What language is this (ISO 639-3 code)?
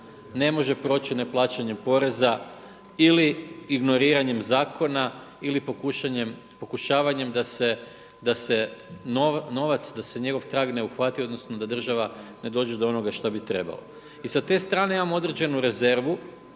hrv